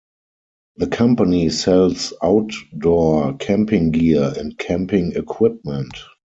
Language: English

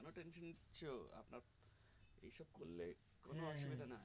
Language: Bangla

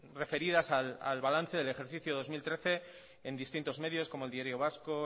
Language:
Spanish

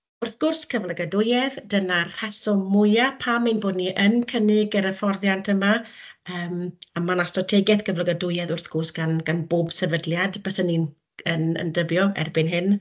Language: Welsh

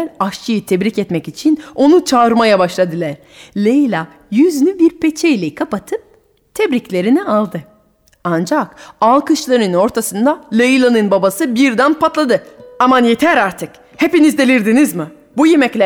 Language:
Turkish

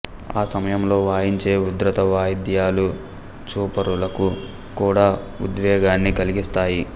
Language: Telugu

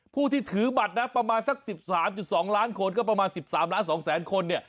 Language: Thai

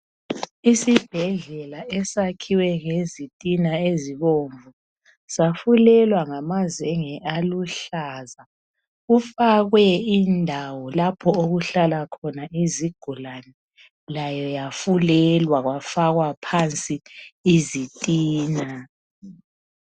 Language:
North Ndebele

